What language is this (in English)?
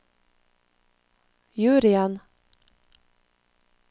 Norwegian